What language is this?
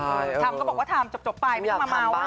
Thai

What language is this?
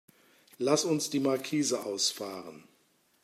German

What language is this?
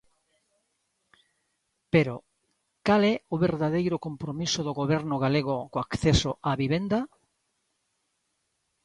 Galician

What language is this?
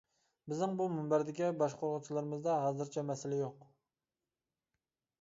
Uyghur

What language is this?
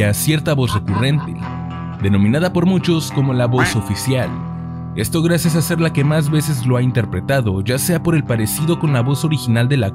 Spanish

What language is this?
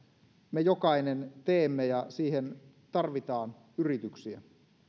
Finnish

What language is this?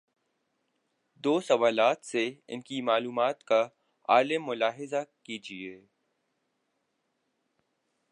Urdu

